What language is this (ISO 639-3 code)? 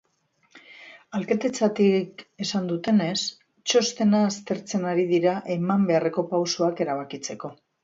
eus